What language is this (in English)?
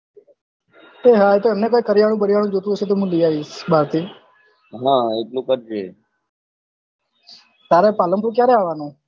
Gujarati